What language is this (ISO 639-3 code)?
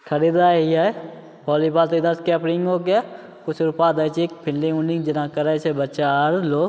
mai